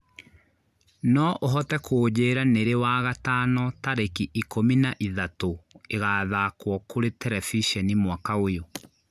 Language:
Kikuyu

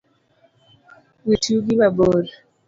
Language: Luo (Kenya and Tanzania)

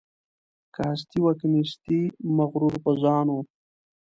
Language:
Pashto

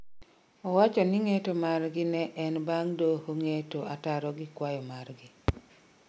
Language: Luo (Kenya and Tanzania)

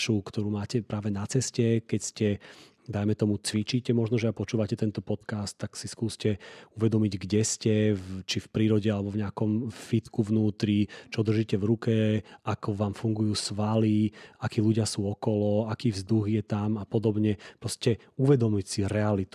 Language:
Slovak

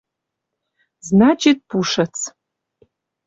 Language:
Western Mari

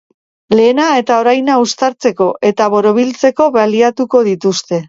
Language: Basque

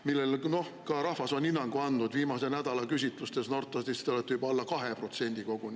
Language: Estonian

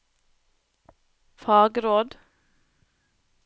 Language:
Norwegian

